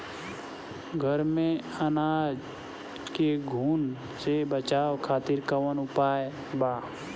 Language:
Bhojpuri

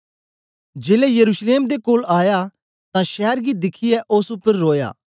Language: Dogri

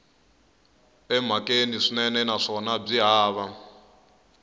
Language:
Tsonga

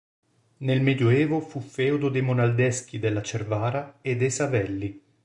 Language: Italian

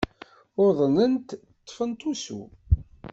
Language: Kabyle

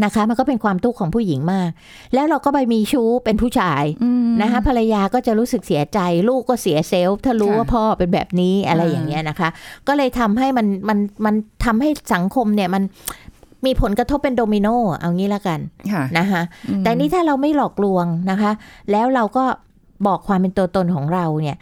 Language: Thai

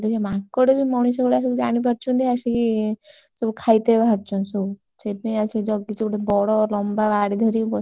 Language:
Odia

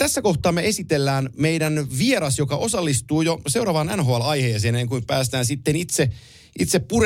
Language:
Finnish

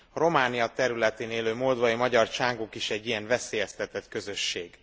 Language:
Hungarian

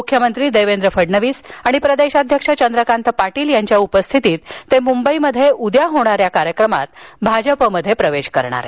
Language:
Marathi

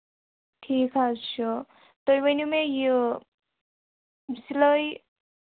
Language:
Kashmiri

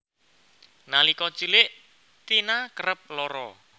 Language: Javanese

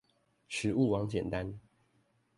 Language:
Chinese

